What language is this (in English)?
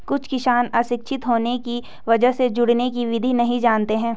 Hindi